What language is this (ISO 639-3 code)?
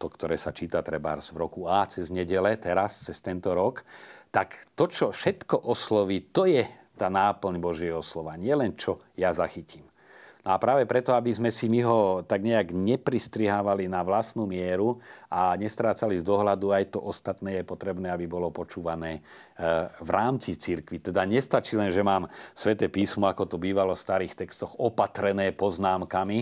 slk